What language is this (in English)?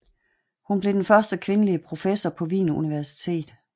Danish